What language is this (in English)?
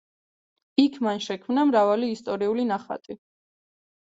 Georgian